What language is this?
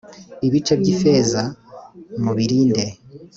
Kinyarwanda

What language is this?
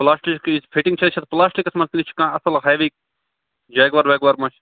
Kashmiri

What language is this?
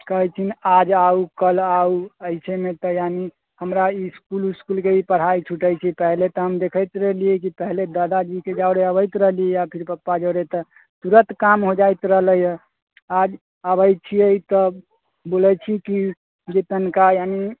Maithili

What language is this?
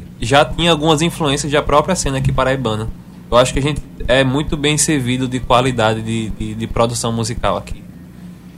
Portuguese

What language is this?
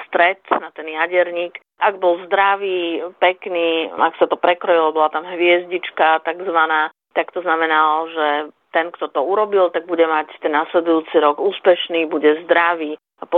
Slovak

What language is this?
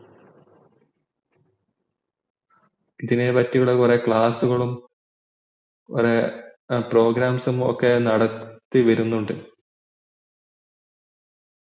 Malayalam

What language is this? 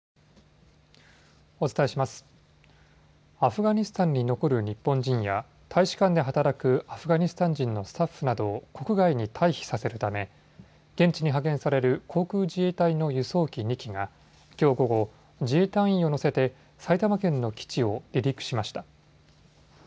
Japanese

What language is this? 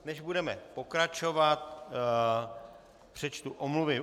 Czech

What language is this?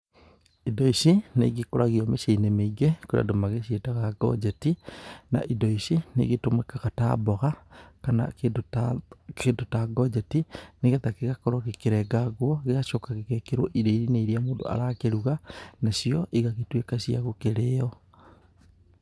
Kikuyu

